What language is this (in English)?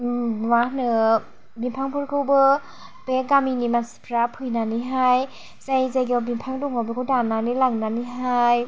Bodo